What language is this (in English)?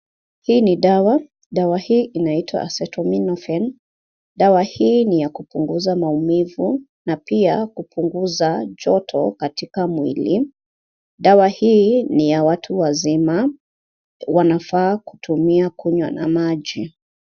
Swahili